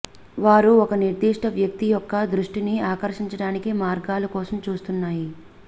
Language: Telugu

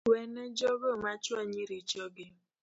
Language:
Luo (Kenya and Tanzania)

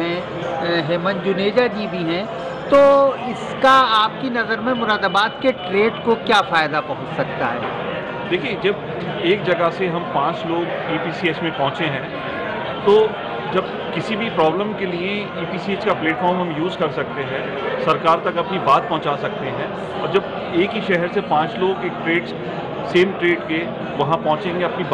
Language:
Hindi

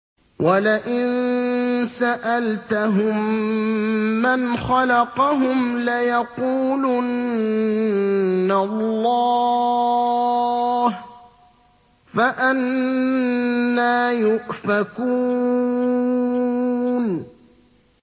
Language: Arabic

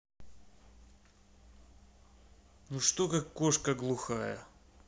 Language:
Russian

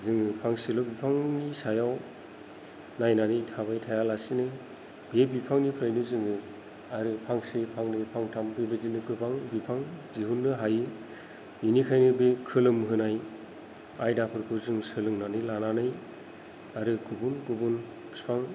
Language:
Bodo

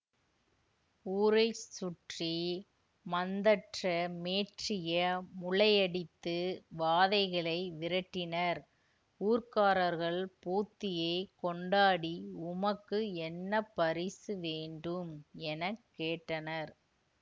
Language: Tamil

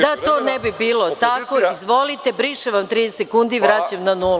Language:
Serbian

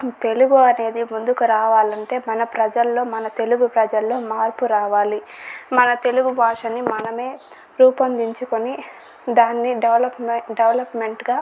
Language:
Telugu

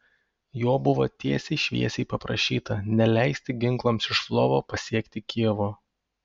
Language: Lithuanian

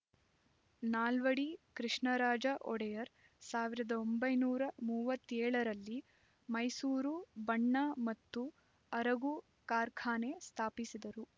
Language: Kannada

